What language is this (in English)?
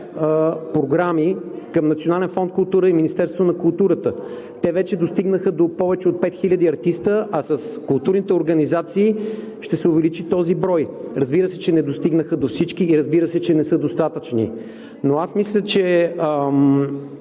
Bulgarian